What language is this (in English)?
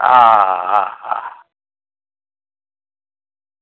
Gujarati